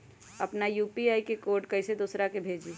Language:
Magahi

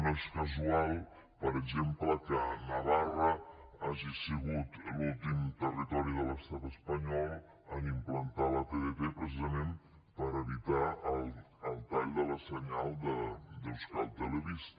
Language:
Catalan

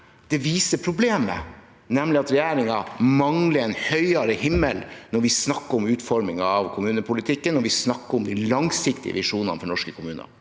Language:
Norwegian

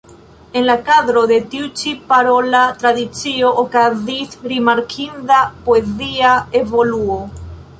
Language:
Esperanto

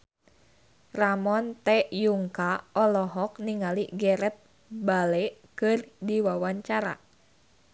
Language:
Sundanese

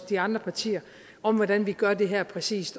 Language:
Danish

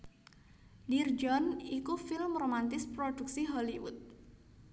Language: Javanese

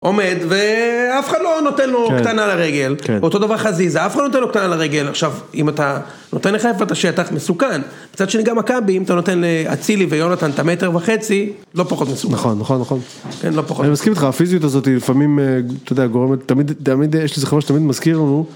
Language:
Hebrew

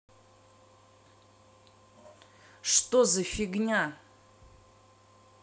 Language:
Russian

